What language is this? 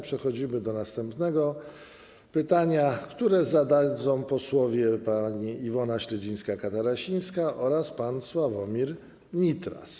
Polish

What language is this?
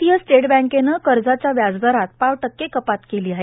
Marathi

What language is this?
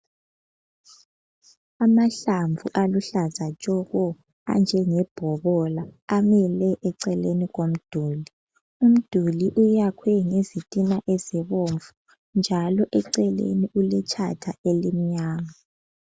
North Ndebele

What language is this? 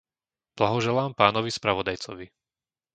Slovak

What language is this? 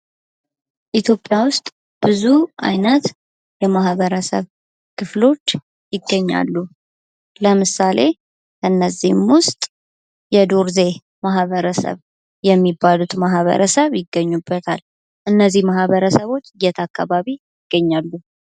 Amharic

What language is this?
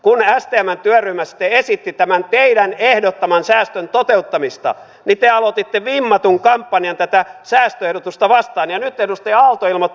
Finnish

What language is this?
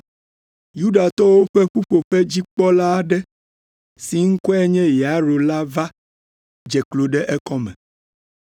Ewe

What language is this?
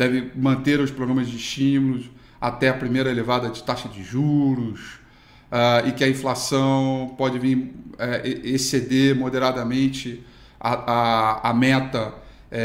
Portuguese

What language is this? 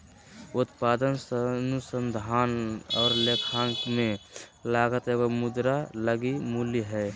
Magahi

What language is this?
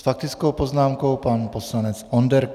Czech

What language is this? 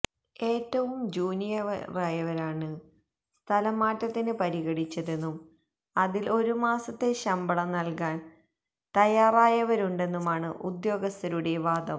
Malayalam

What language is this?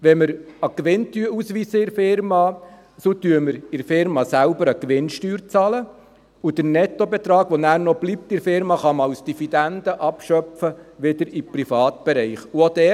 Swiss German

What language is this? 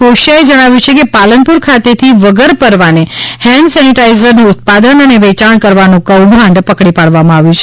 Gujarati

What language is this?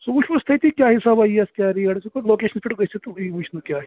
Kashmiri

